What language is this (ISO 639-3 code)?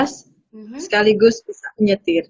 ind